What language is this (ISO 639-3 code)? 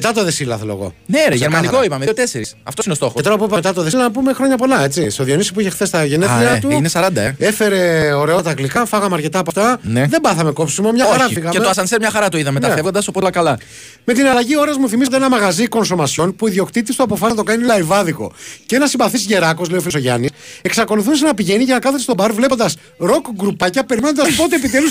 ell